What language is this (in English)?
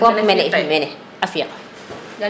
Serer